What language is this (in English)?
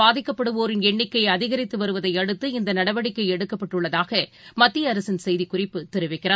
Tamil